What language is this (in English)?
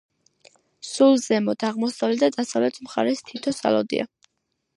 Georgian